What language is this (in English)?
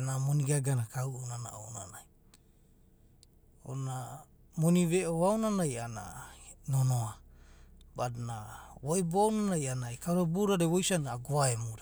Abadi